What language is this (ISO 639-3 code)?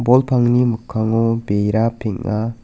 grt